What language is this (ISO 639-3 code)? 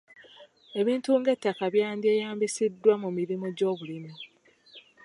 lug